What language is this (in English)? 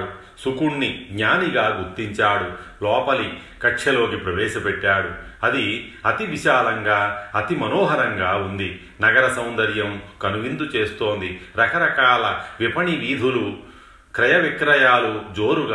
Telugu